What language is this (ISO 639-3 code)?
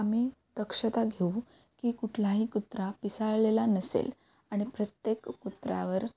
mar